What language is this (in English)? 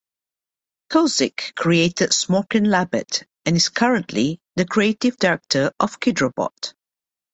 English